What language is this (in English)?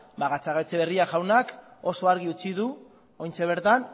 Basque